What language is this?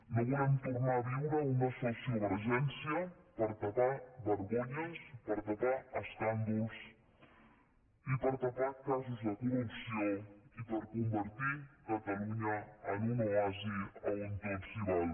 Catalan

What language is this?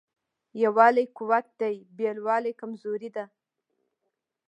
Pashto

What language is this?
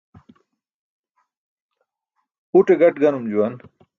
Burushaski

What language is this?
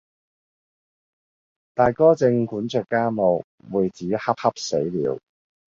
Cantonese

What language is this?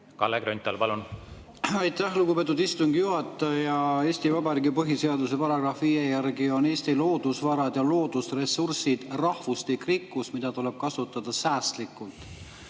Estonian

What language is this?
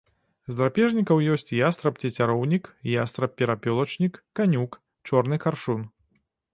Belarusian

